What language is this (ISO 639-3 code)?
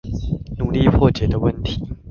zho